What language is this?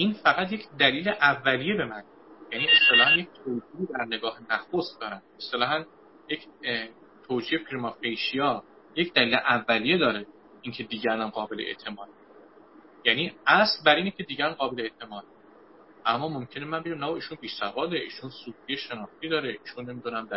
Persian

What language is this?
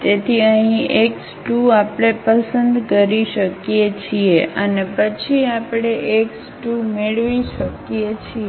Gujarati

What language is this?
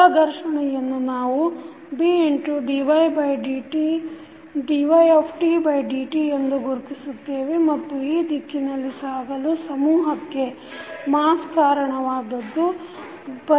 Kannada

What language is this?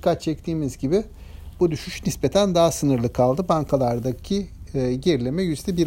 Turkish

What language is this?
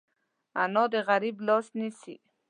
Pashto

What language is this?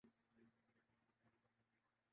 Urdu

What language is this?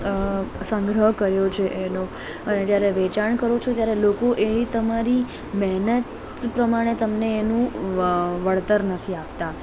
Gujarati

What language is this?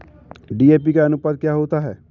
Hindi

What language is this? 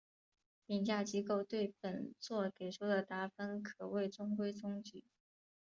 Chinese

